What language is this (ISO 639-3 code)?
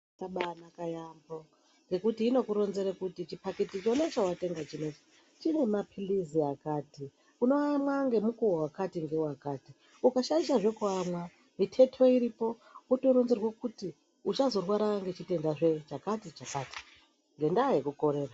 ndc